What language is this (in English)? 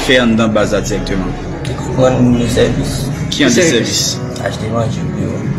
French